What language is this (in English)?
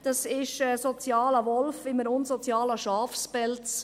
Swiss German